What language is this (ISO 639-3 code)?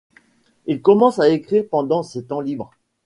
fra